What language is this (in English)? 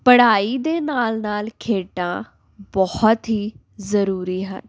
Punjabi